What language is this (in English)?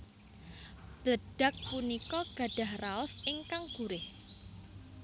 Javanese